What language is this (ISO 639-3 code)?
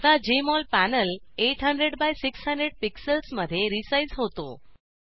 mar